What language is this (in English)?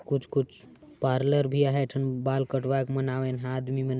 Sadri